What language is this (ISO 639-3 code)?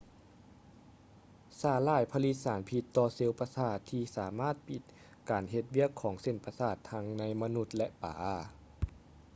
lao